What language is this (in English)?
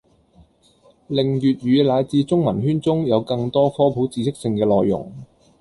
Cantonese